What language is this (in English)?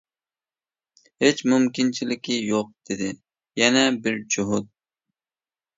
Uyghur